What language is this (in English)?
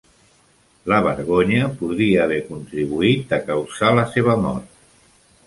Catalan